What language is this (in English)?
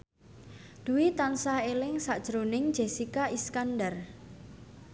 Javanese